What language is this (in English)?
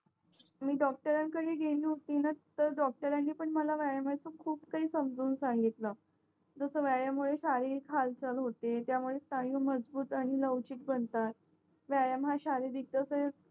Marathi